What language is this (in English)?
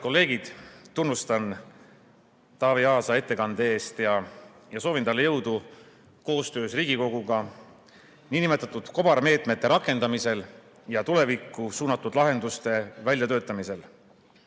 Estonian